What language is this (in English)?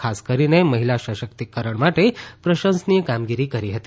Gujarati